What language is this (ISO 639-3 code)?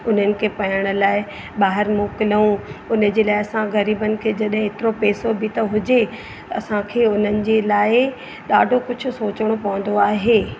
snd